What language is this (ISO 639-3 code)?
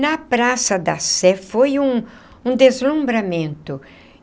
por